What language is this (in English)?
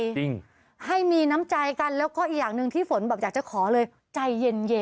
Thai